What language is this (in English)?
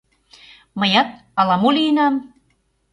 Mari